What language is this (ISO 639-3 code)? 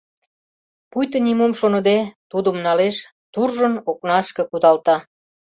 chm